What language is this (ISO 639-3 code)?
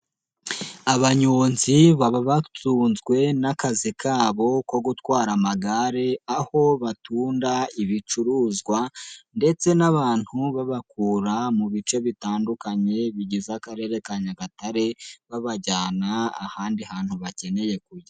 kin